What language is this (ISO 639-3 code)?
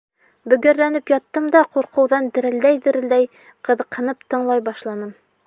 bak